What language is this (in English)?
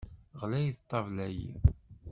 Kabyle